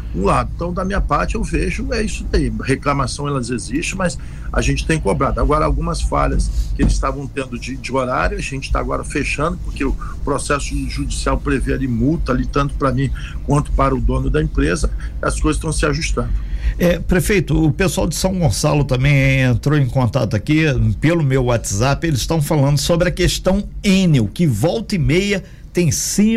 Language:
Portuguese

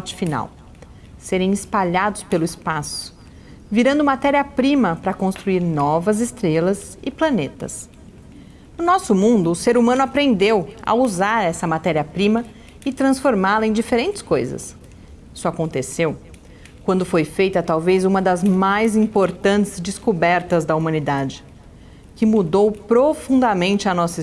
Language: Portuguese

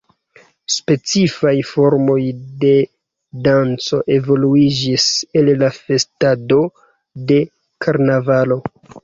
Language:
Esperanto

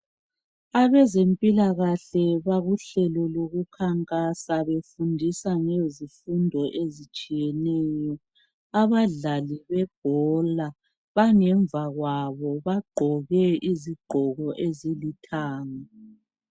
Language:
North Ndebele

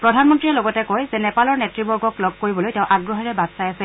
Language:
Assamese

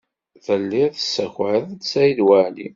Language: Kabyle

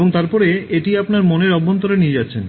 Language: Bangla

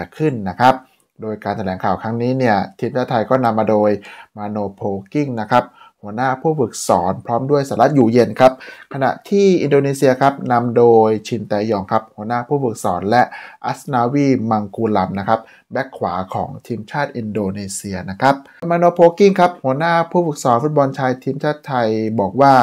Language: Thai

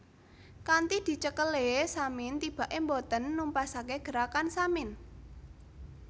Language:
Javanese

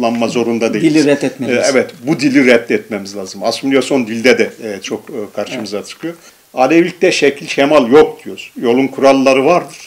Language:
Turkish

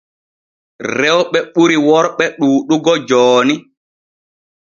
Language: Borgu Fulfulde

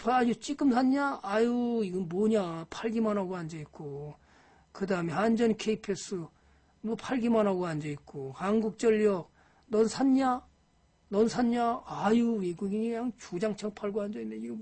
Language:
Korean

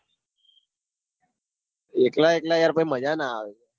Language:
Gujarati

